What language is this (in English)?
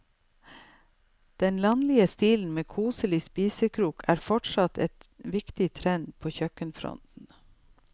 Norwegian